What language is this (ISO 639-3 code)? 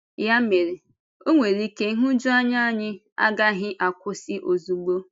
ibo